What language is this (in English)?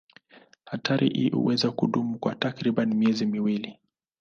Swahili